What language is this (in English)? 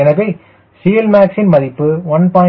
Tamil